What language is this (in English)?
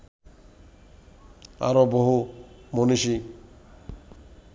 Bangla